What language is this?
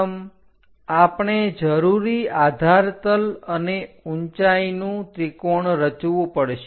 Gujarati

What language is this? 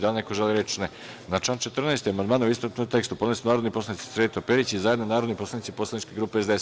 Serbian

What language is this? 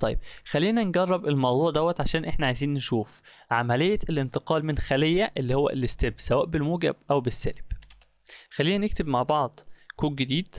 Arabic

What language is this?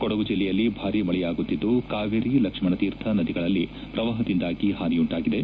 Kannada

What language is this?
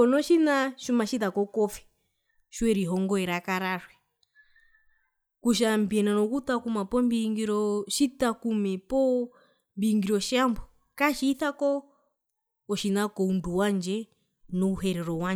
Herero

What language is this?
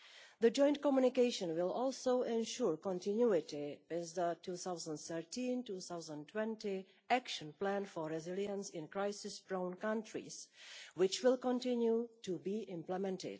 English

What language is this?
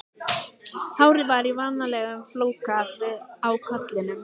Icelandic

